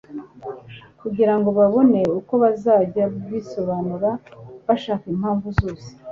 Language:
Kinyarwanda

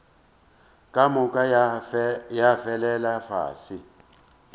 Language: Northern Sotho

